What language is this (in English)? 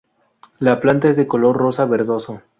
Spanish